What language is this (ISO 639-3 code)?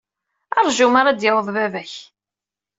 kab